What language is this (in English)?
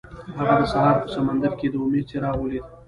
Pashto